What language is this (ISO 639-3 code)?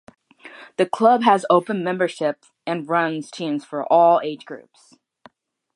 eng